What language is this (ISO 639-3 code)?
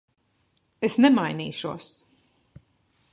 lav